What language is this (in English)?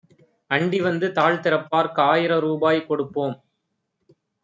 Tamil